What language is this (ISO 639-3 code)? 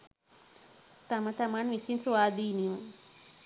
sin